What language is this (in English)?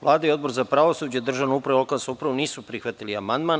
Serbian